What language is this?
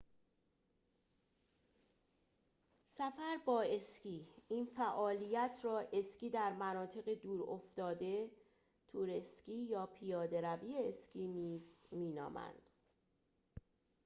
Persian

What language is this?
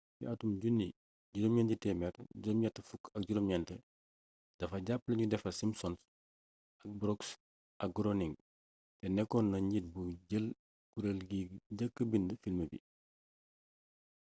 Wolof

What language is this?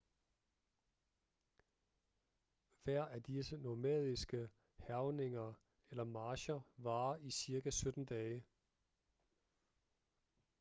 Danish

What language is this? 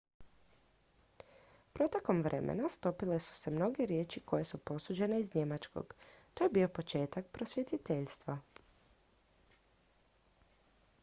Croatian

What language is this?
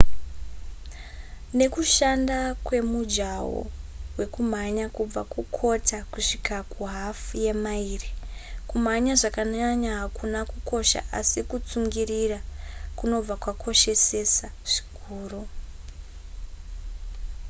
Shona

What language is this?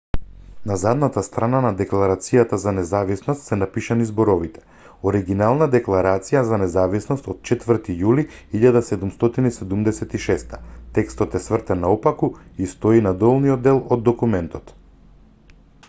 Macedonian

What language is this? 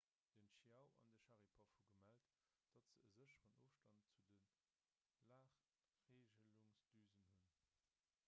Luxembourgish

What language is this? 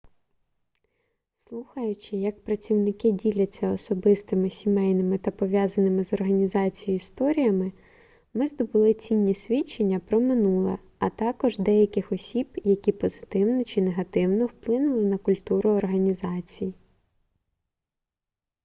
Ukrainian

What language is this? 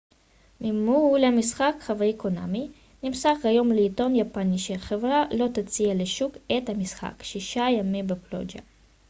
Hebrew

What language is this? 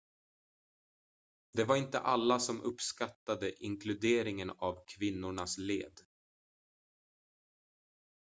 Swedish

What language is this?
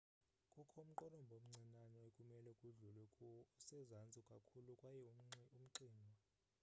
Xhosa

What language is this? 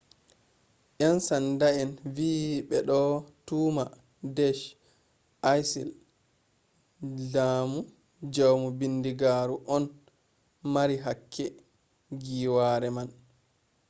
Fula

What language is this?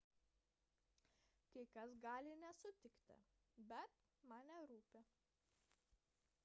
Lithuanian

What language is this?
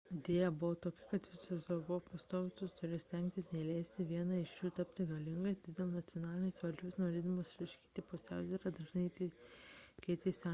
Lithuanian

